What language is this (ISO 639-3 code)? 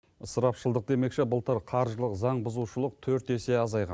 kaz